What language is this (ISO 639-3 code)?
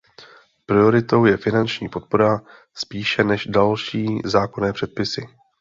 ces